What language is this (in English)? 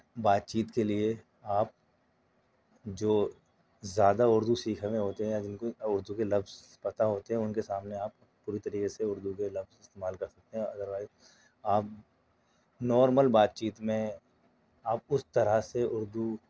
Urdu